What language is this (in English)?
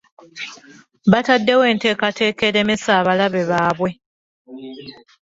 Ganda